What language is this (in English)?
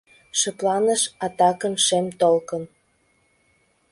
Mari